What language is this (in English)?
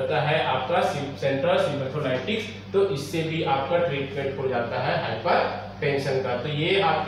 Hindi